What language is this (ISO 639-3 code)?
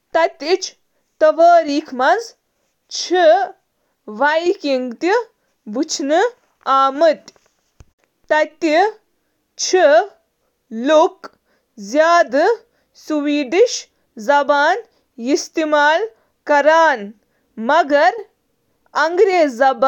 kas